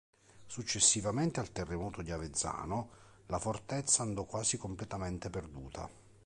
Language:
Italian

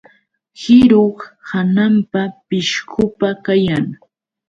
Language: Yauyos Quechua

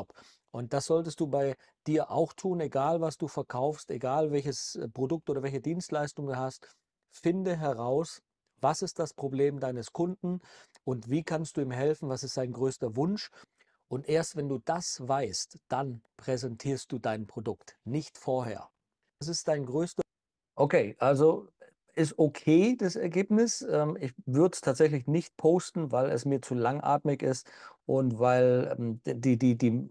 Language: German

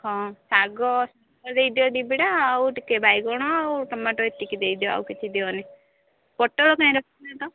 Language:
Odia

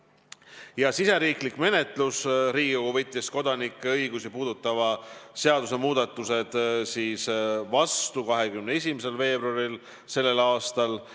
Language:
Estonian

